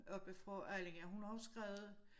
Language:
Danish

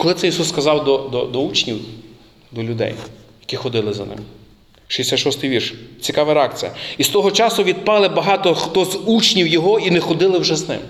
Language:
Ukrainian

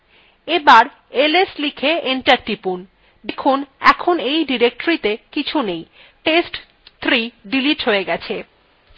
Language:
Bangla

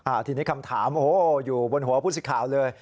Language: Thai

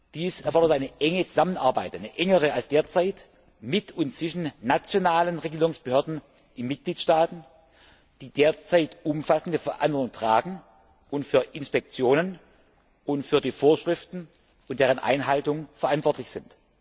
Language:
German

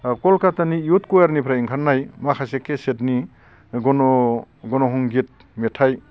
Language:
Bodo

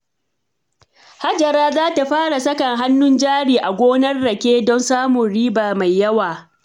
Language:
Hausa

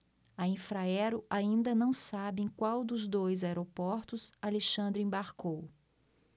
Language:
Portuguese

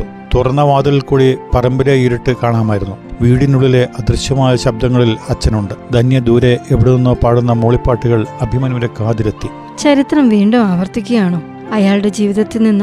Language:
Malayalam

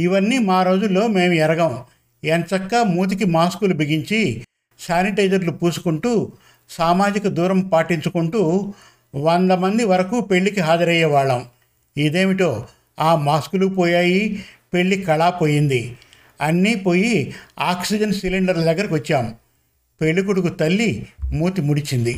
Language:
Telugu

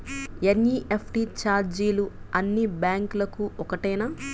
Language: Telugu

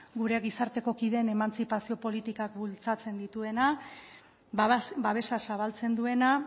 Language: Basque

